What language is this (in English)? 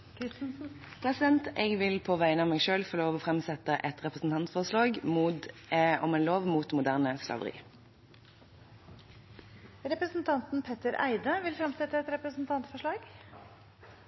Norwegian Bokmål